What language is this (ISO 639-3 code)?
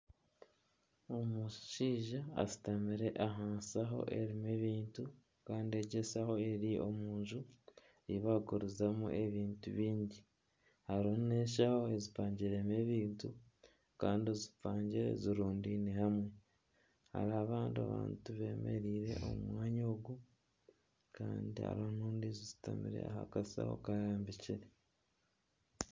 nyn